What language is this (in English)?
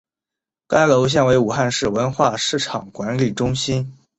Chinese